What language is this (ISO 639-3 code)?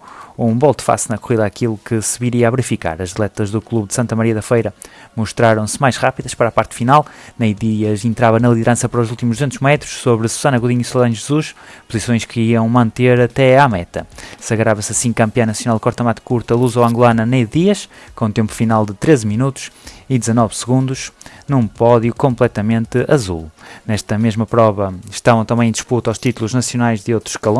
por